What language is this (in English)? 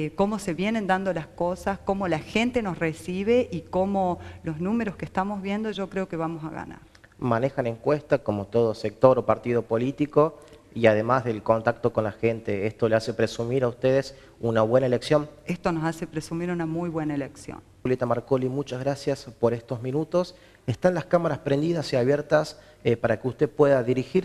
Spanish